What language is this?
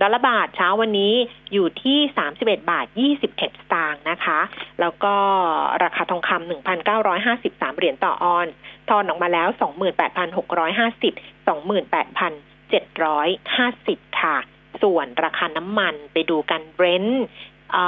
Thai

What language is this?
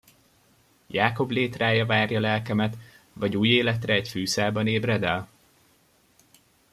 Hungarian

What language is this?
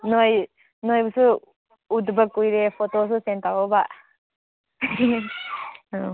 Manipuri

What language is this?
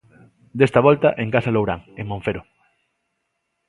Galician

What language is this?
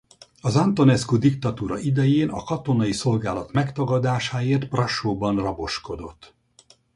Hungarian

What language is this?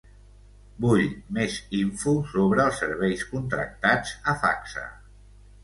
Catalan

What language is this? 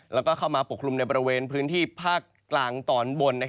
Thai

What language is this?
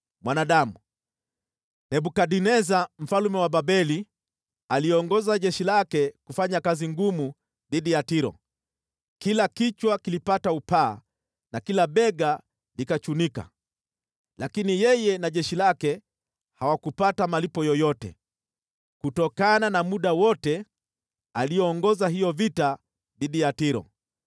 Swahili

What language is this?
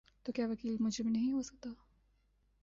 Urdu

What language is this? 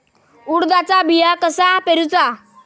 Marathi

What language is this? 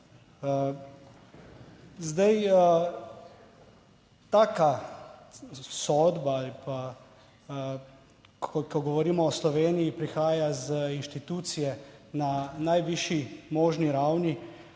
Slovenian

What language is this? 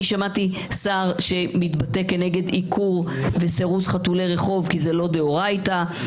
Hebrew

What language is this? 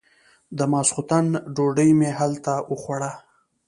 Pashto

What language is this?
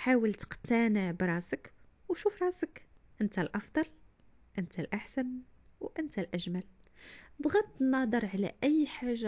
Arabic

